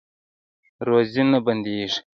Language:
Pashto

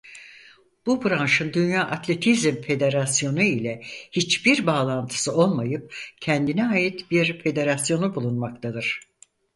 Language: Turkish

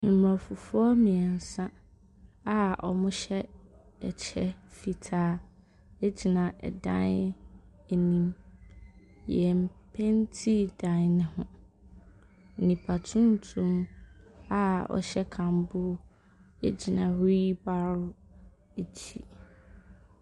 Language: Akan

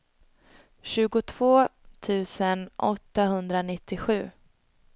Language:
Swedish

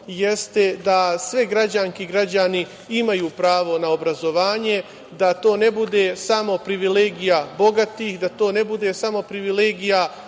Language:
Serbian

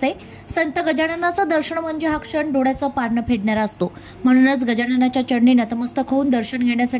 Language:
Marathi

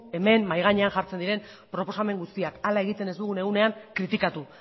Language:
Basque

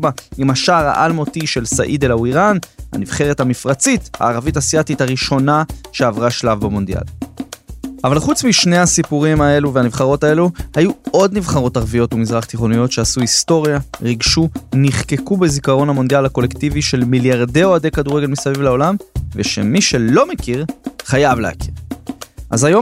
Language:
Hebrew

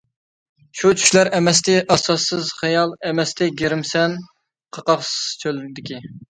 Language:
Uyghur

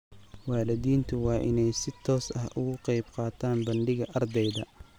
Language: Somali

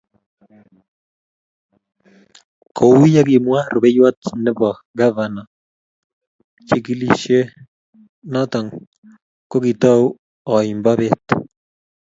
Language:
Kalenjin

